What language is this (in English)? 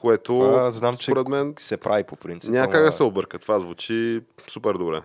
Bulgarian